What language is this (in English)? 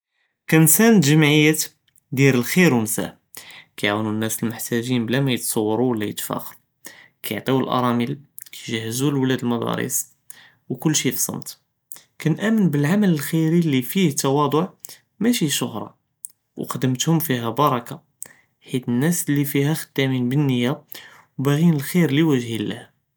Judeo-Arabic